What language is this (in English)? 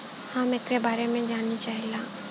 Bhojpuri